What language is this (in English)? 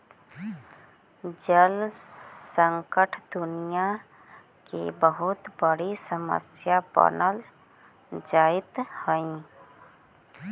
Magahi